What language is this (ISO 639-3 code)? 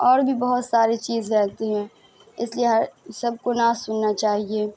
urd